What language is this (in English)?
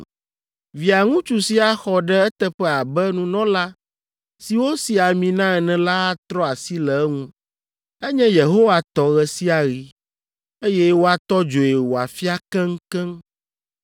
Ewe